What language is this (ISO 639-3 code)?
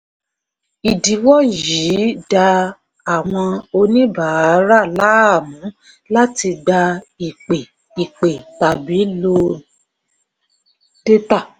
yor